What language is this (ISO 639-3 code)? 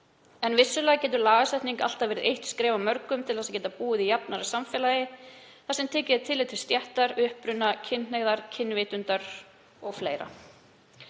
isl